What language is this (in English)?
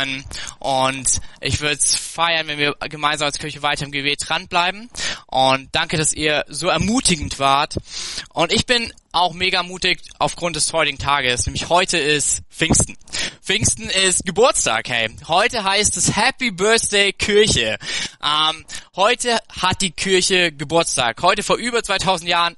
German